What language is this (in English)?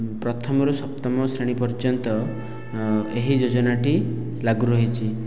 Odia